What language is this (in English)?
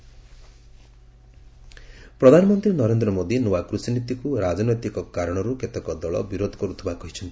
Odia